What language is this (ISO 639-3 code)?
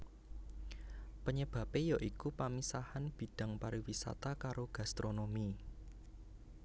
jav